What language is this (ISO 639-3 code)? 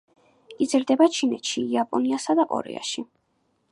kat